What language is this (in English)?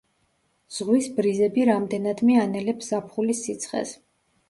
Georgian